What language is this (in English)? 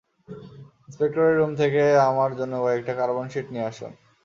Bangla